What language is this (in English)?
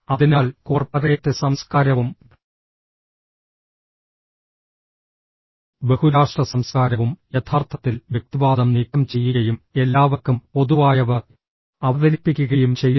Malayalam